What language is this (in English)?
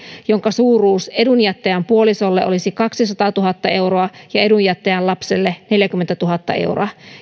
Finnish